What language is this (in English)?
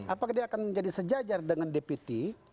Indonesian